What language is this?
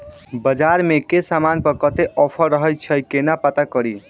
Maithili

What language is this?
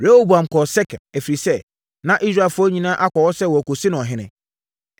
Akan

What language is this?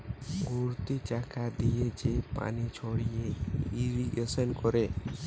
Bangla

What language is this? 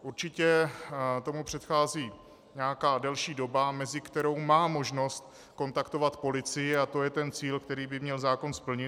Czech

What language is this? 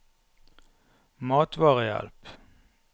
Norwegian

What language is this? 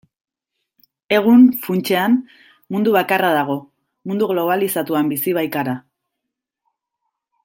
Basque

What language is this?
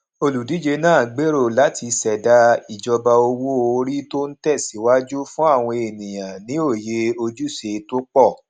Yoruba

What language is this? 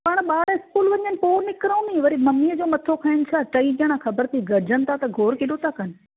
Sindhi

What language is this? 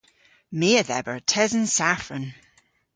Cornish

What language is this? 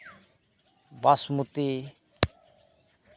Santali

